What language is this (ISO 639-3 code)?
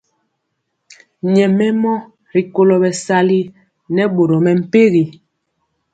mcx